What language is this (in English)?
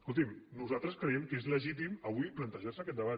Catalan